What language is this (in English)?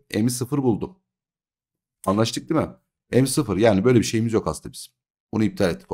Turkish